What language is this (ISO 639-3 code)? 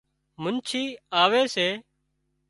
kxp